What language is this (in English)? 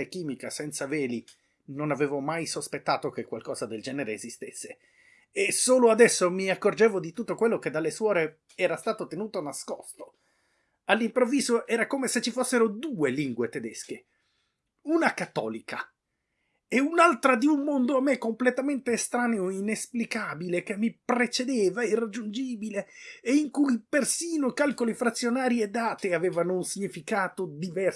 Italian